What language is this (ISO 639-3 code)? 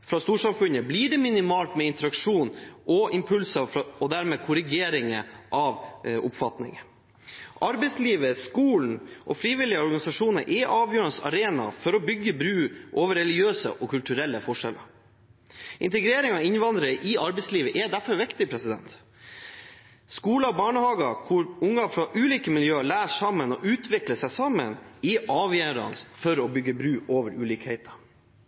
nob